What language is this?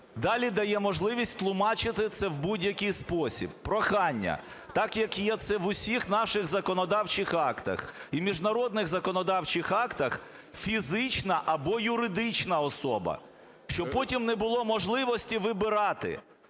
Ukrainian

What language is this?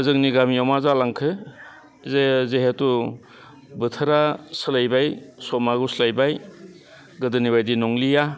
Bodo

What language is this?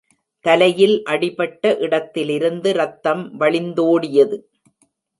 Tamil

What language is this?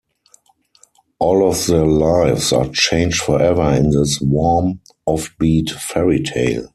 English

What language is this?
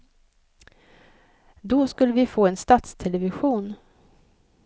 Swedish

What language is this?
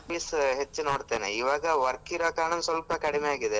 Kannada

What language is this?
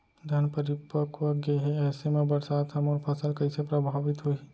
Chhattisgarhi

